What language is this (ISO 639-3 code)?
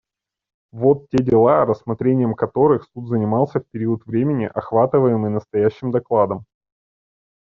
rus